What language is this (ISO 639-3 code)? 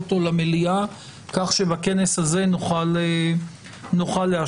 heb